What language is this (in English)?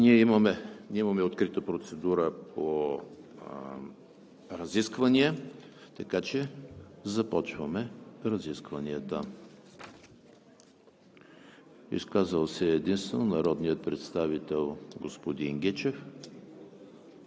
Bulgarian